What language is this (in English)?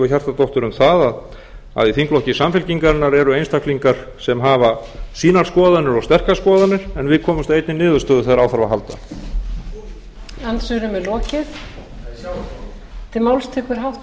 Icelandic